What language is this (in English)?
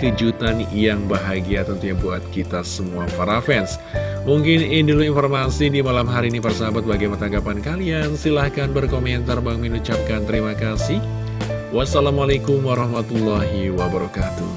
Indonesian